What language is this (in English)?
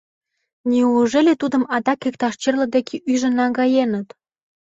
Mari